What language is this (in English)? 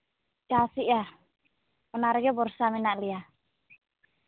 Santali